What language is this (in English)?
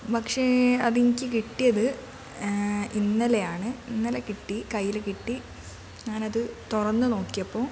Malayalam